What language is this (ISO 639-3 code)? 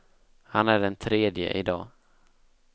swe